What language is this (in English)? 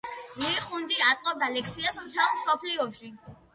Georgian